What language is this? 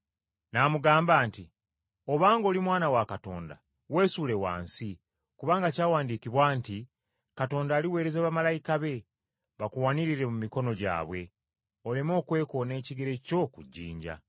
Ganda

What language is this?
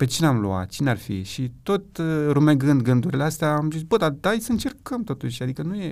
Romanian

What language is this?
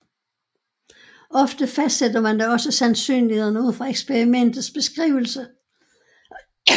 Danish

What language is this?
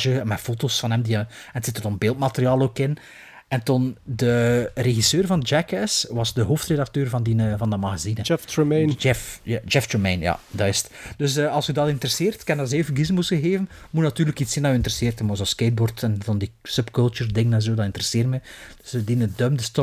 Dutch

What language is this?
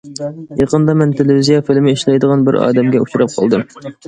Uyghur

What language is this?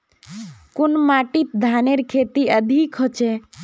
Magahi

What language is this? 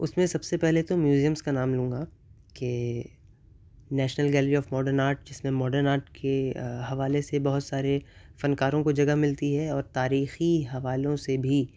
Urdu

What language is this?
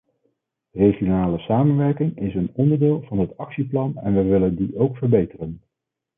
Dutch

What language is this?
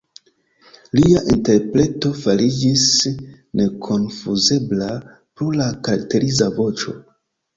Esperanto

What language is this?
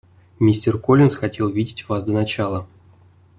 Russian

